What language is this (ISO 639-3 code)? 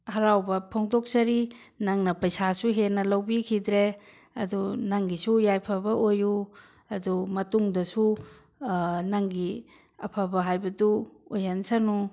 mni